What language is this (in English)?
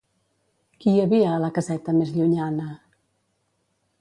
Catalan